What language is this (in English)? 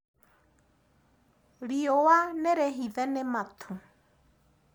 Kikuyu